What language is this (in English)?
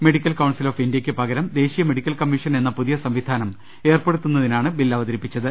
Malayalam